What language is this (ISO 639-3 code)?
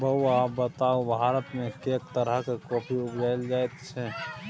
mai